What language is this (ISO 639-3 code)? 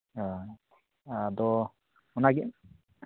sat